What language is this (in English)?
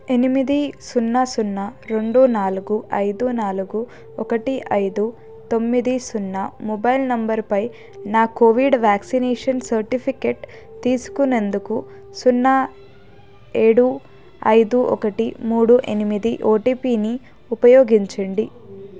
Telugu